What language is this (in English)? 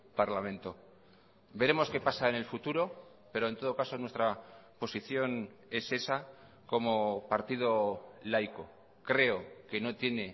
Spanish